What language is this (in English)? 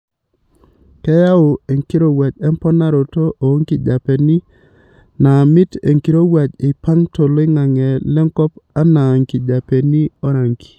Masai